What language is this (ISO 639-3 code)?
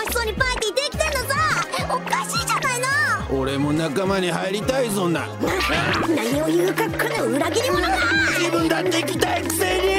jpn